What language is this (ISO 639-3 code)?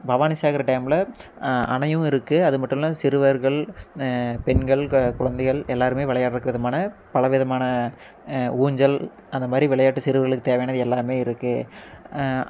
tam